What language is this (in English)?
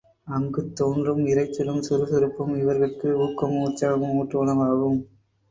Tamil